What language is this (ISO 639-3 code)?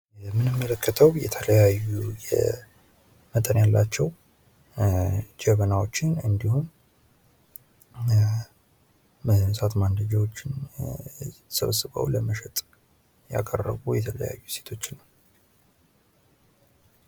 amh